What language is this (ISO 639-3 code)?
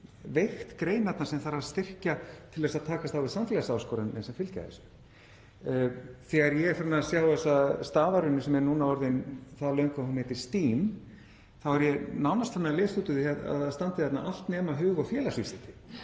isl